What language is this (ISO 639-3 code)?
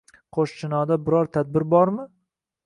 uzb